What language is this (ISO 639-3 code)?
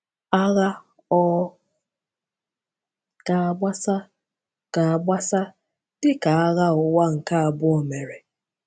ibo